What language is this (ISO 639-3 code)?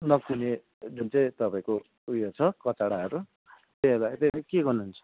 nep